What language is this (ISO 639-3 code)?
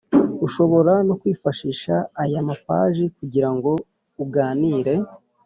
kin